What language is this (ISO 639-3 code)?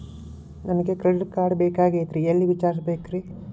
kan